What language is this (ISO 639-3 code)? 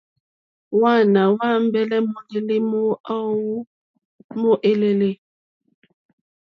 bri